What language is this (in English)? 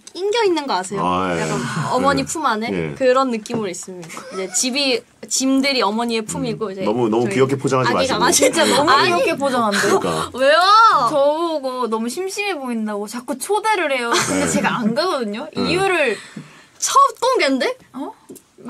Korean